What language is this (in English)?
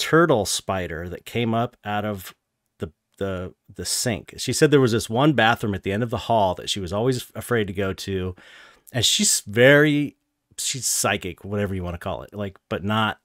English